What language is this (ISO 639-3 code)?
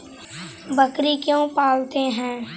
mag